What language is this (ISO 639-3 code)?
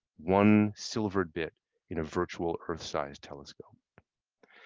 eng